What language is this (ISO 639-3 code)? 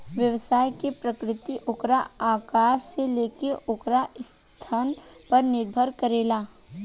bho